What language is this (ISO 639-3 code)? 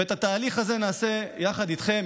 heb